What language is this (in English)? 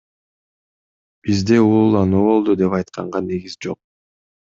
Kyrgyz